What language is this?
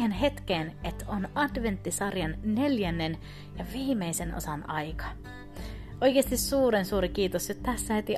Finnish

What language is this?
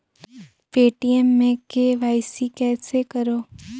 Chhattisgarhi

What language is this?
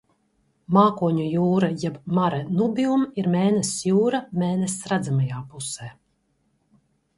Latvian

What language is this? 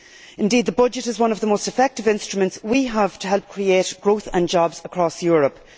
English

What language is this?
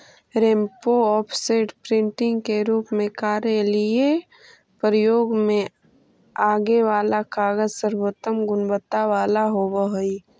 Magahi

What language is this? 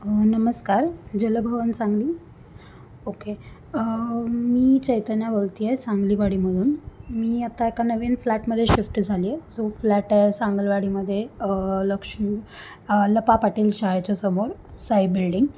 Marathi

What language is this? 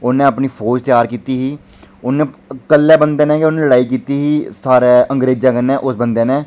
Dogri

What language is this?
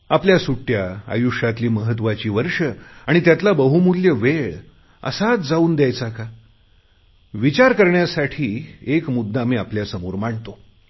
Marathi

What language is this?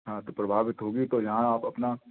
Hindi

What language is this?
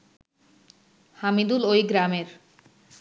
Bangla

